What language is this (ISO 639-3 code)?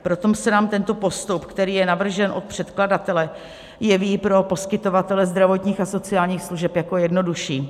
ces